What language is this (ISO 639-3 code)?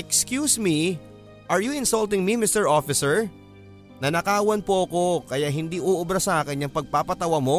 fil